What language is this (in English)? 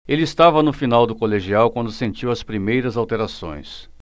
Portuguese